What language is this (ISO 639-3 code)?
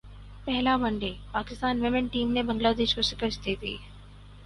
urd